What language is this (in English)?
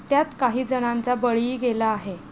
Marathi